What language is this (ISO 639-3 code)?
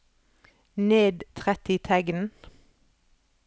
nor